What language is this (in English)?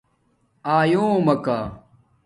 Domaaki